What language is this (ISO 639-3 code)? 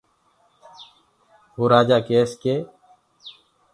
ggg